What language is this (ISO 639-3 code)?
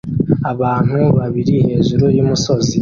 kin